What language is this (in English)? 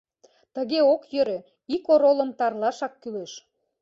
Mari